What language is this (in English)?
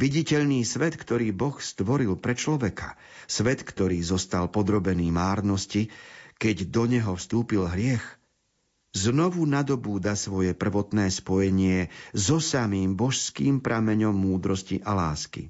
Slovak